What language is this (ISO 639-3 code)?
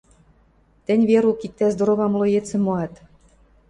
mrj